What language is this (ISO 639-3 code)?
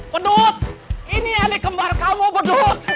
ind